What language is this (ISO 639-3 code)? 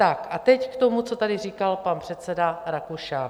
ces